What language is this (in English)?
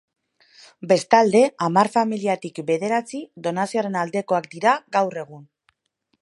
Basque